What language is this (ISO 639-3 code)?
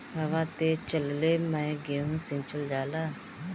bho